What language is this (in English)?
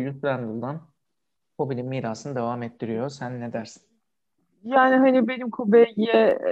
Turkish